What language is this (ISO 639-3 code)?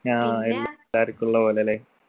mal